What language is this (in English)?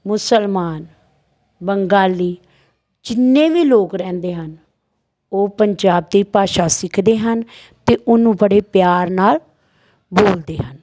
Punjabi